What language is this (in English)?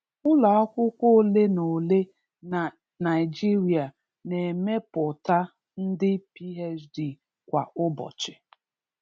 Igbo